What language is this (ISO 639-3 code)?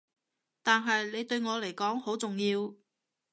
yue